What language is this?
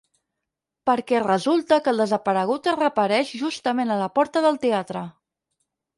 Catalan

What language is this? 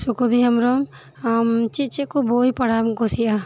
Santali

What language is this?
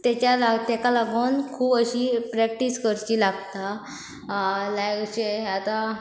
Konkani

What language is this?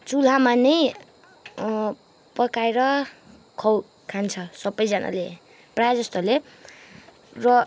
Nepali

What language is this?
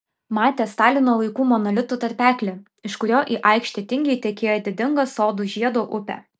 Lithuanian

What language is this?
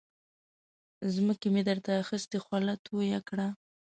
Pashto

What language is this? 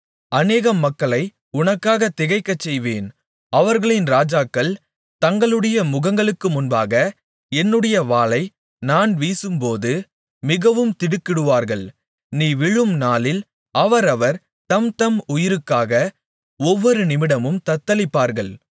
Tamil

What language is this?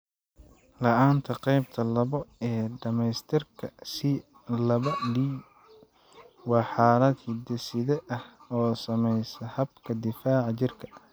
Somali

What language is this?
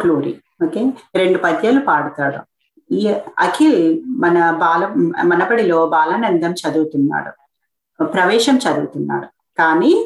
Telugu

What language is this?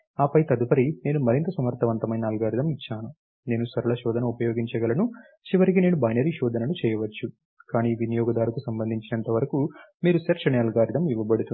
Telugu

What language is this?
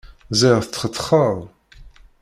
Kabyle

